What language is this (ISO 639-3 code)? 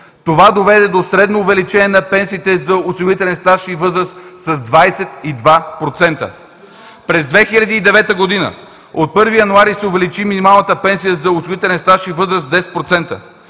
bul